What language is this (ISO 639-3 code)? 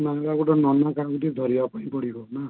ori